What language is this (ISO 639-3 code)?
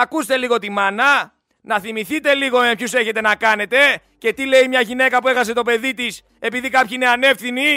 ell